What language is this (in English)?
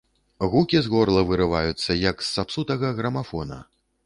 Belarusian